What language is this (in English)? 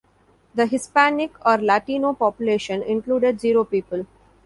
English